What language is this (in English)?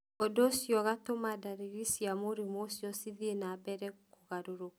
Kikuyu